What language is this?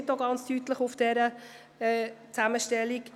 Swiss German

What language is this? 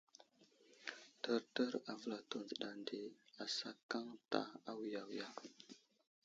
Wuzlam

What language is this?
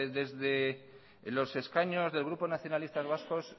Spanish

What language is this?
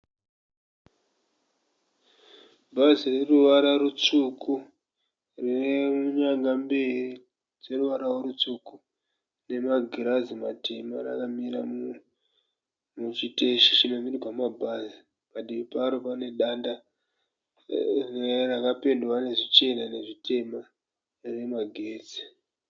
Shona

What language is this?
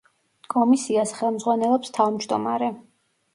Georgian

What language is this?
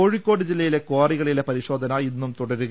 Malayalam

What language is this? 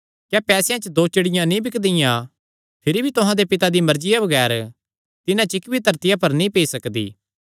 Kangri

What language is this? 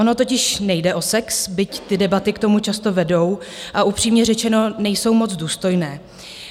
Czech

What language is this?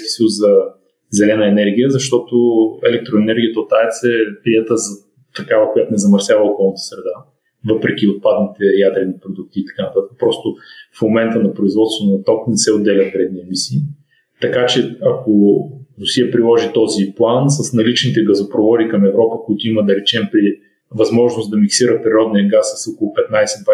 Bulgarian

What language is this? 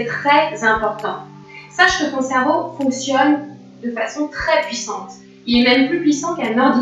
French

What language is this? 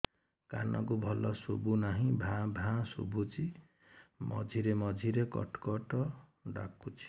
Odia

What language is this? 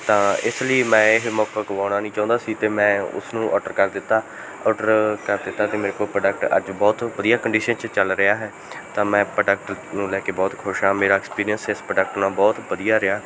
Punjabi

